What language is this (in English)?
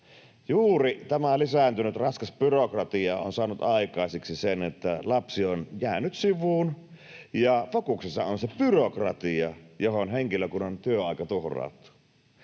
Finnish